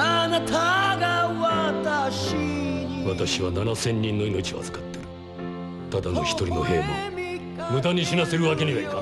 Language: Japanese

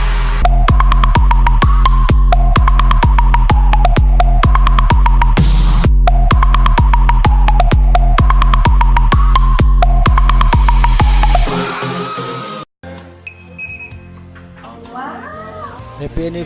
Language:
Indonesian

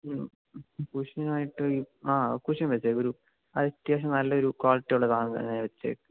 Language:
Malayalam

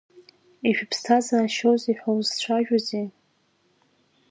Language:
Abkhazian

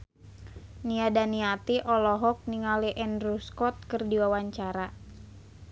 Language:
Sundanese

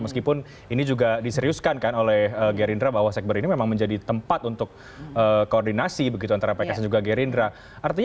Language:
Indonesian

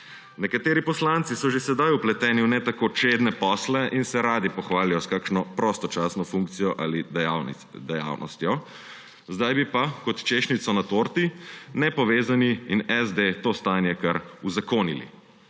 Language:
Slovenian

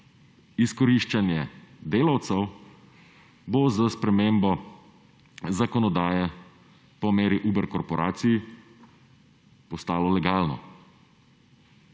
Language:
Slovenian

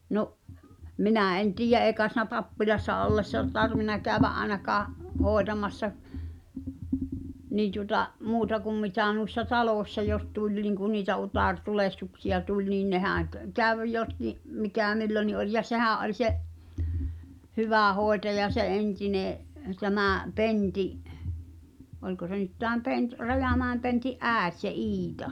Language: Finnish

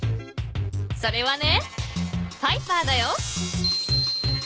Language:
Japanese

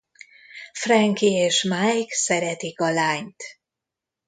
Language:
Hungarian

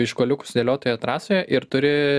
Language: Lithuanian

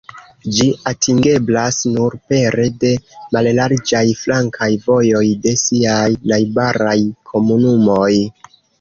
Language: Esperanto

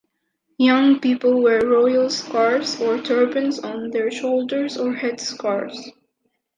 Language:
English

